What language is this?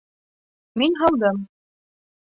Bashkir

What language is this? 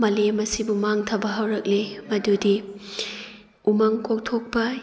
Manipuri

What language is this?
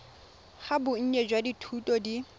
Tswana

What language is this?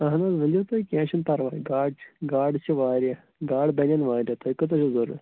Kashmiri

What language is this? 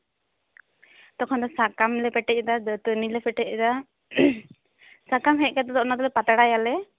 Santali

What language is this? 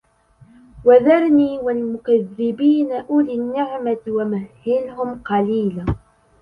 Arabic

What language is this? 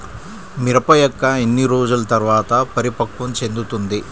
Telugu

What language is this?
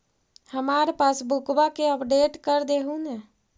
Magahi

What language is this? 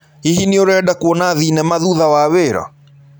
Kikuyu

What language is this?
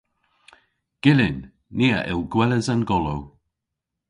Cornish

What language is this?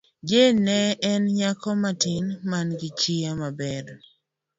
Luo (Kenya and Tanzania)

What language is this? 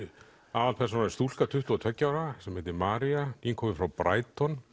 Icelandic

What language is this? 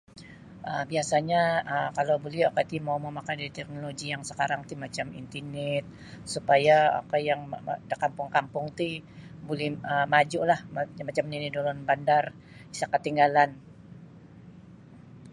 Sabah Bisaya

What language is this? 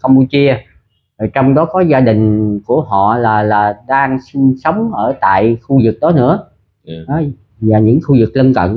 Vietnamese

